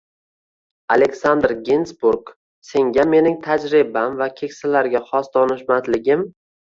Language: Uzbek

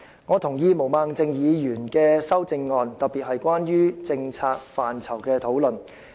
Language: Cantonese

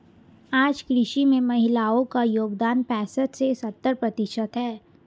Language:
Hindi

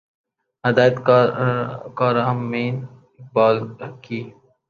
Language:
Urdu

